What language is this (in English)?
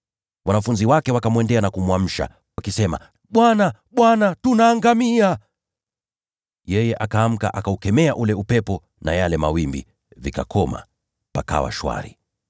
Swahili